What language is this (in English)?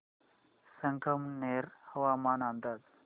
Marathi